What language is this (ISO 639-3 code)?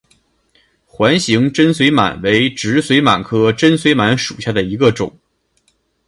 zho